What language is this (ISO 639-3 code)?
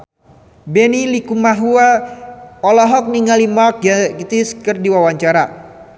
sun